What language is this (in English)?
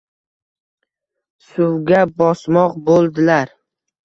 Uzbek